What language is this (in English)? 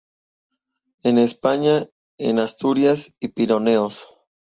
Spanish